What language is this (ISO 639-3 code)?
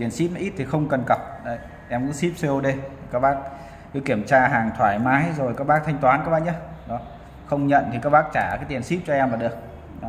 vie